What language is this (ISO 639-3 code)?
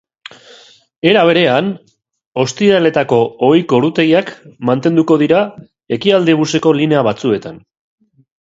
eus